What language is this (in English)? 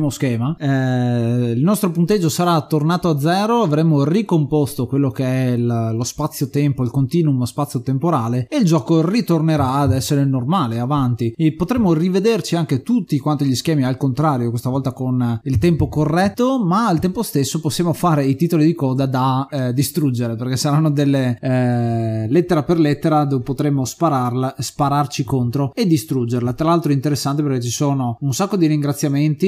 Italian